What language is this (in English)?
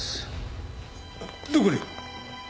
Japanese